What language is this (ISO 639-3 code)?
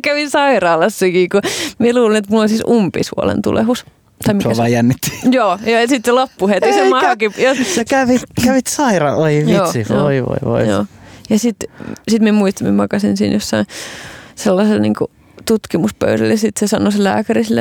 fin